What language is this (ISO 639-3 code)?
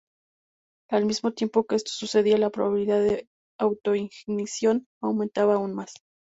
spa